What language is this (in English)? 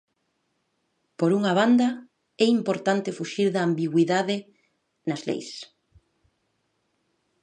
Galician